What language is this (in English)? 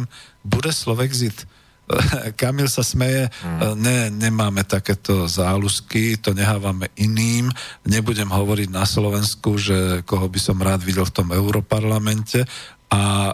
Slovak